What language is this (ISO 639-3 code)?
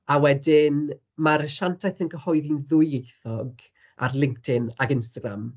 cym